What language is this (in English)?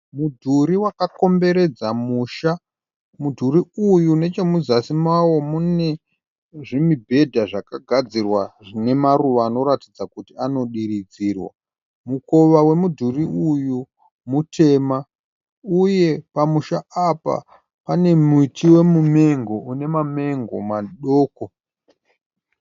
Shona